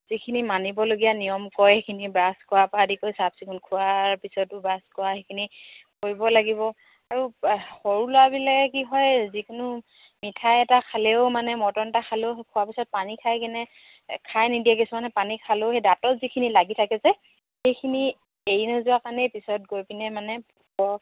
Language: Assamese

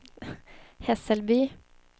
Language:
Swedish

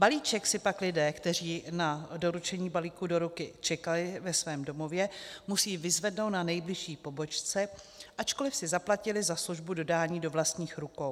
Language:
Czech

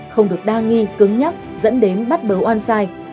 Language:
Vietnamese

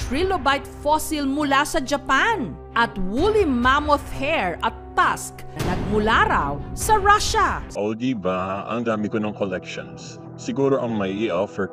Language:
Filipino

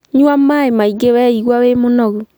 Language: Kikuyu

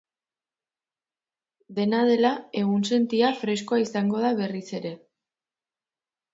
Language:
Basque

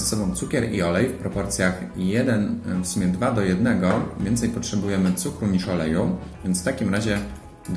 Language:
Polish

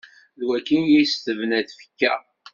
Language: Kabyle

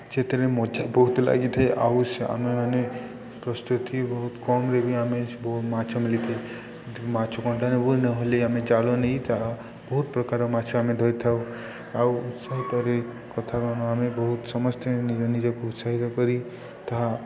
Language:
Odia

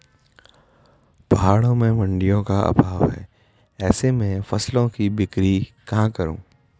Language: Hindi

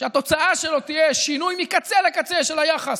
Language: Hebrew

